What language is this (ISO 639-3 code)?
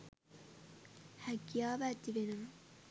sin